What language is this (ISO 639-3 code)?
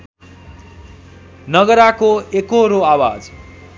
nep